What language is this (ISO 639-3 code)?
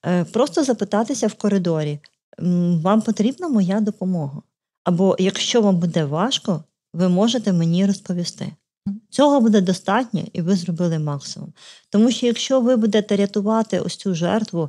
ukr